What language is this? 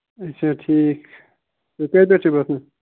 Kashmiri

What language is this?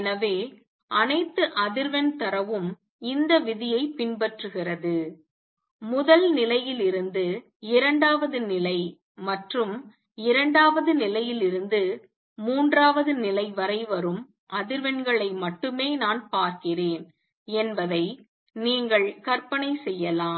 Tamil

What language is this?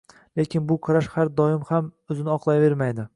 Uzbek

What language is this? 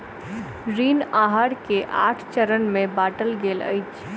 Maithili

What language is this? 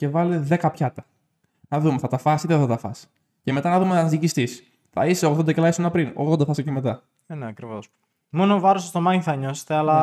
Greek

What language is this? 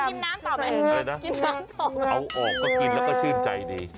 Thai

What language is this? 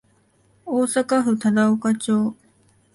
Japanese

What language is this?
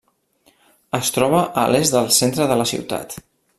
Catalan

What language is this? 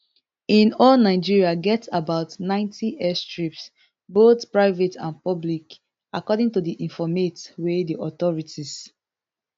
Nigerian Pidgin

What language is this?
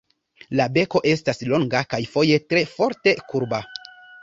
Esperanto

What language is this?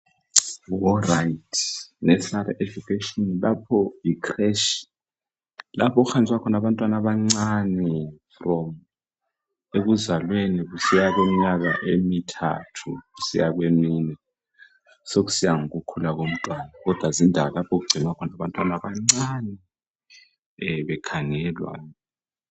North Ndebele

